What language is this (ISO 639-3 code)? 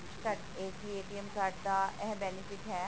pan